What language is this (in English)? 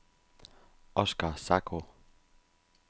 Danish